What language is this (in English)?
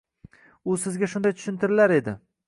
Uzbek